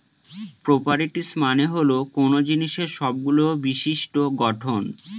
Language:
Bangla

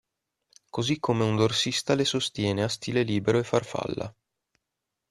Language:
Italian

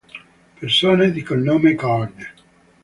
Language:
Italian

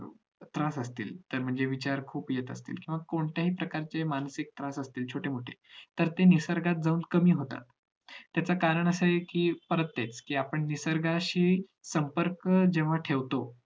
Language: Marathi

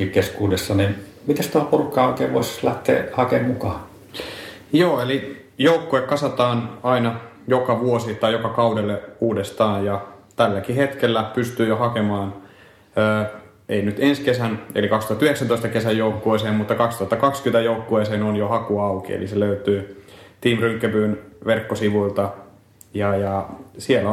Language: Finnish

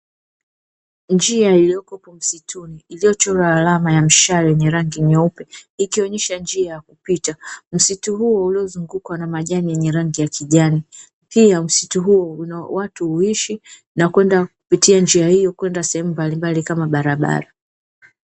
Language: Swahili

